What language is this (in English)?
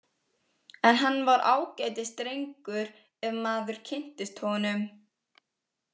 Icelandic